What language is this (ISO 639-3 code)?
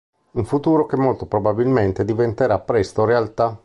ita